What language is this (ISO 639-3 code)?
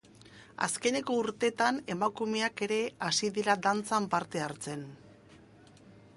eus